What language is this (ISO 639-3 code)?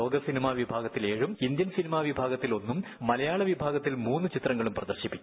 mal